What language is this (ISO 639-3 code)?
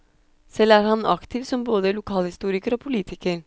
nor